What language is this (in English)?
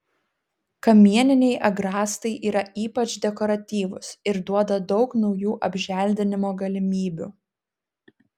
Lithuanian